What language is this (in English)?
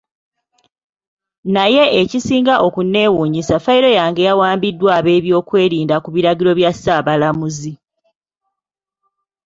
Ganda